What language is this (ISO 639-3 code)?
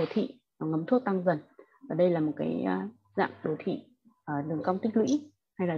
vie